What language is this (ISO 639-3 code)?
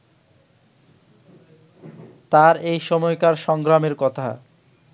ben